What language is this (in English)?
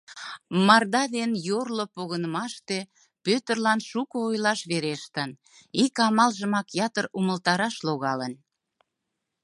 Mari